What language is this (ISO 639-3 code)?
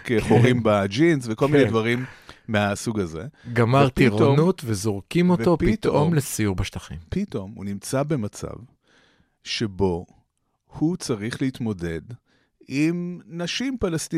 heb